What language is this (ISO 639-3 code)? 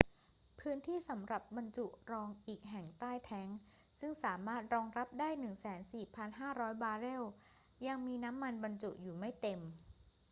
tha